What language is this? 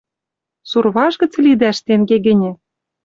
Western Mari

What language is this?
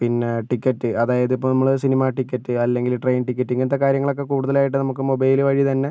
Malayalam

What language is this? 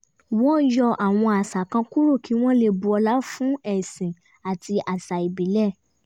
Yoruba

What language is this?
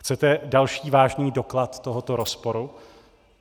Czech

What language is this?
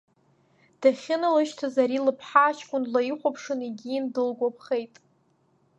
Abkhazian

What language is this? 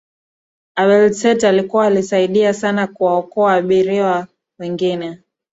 Swahili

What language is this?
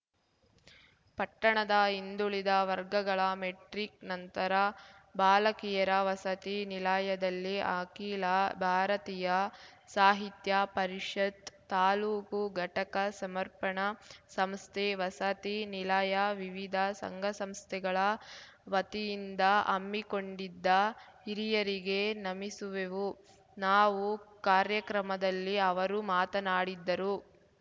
Kannada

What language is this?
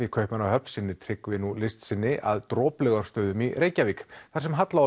Icelandic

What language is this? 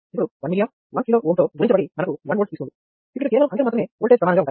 Telugu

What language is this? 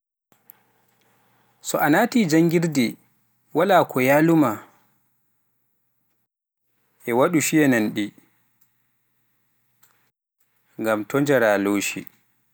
Pular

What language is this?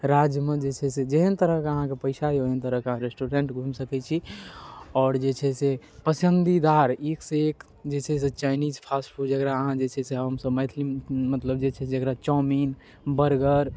Maithili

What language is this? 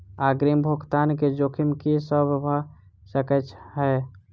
Maithili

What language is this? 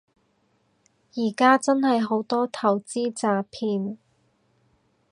Cantonese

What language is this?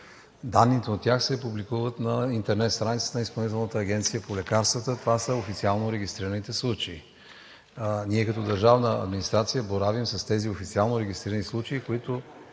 Bulgarian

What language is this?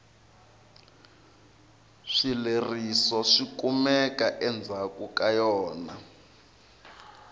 Tsonga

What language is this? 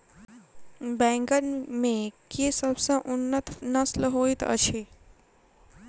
Maithili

